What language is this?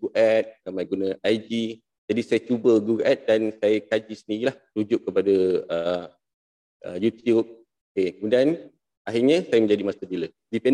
Malay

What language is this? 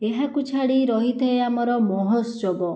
Odia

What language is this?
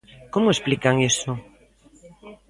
Galician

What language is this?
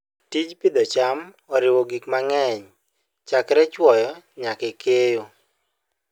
Luo (Kenya and Tanzania)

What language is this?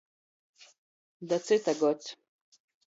Latgalian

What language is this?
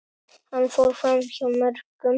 Icelandic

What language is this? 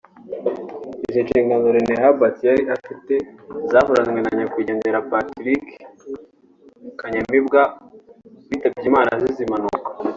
Kinyarwanda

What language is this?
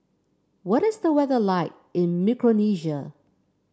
English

